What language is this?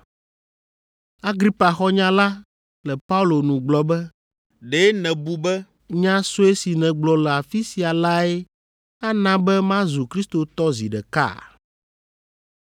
Ewe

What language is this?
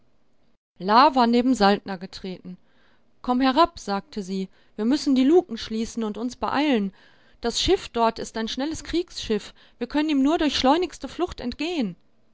German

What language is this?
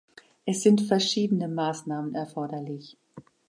German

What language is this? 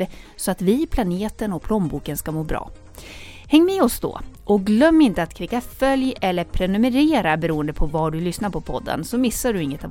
Swedish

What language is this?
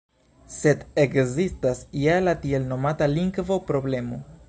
Esperanto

